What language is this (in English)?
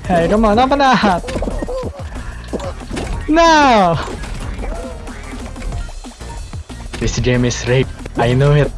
English